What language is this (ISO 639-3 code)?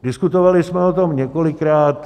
ces